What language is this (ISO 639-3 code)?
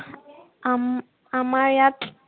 asm